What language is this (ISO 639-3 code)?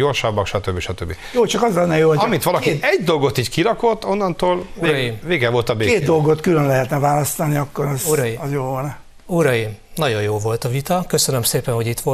hun